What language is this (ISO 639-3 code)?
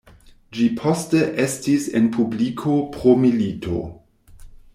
epo